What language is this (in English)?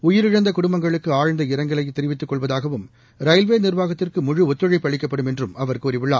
Tamil